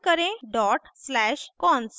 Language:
Hindi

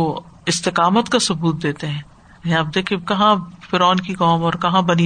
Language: Urdu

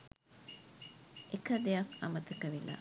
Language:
Sinhala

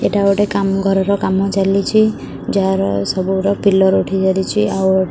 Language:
Odia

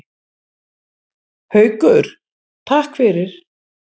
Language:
Icelandic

